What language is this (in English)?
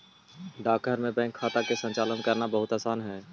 Magahi